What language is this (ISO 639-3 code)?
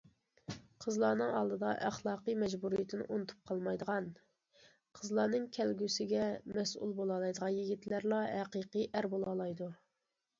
uig